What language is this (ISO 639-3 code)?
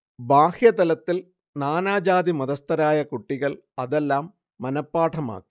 mal